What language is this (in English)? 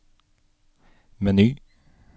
Norwegian